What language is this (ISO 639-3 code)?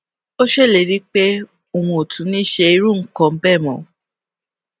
yor